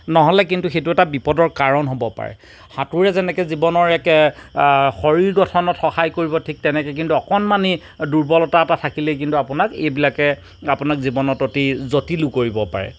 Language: Assamese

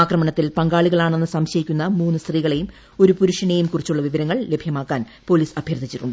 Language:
Malayalam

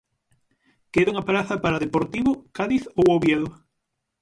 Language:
Galician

